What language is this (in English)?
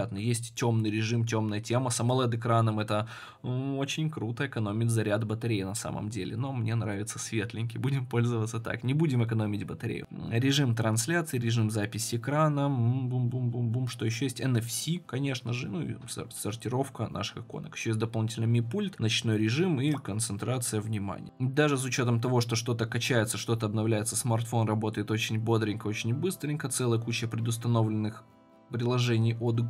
Russian